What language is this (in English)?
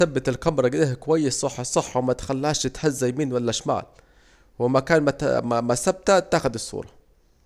Saidi Arabic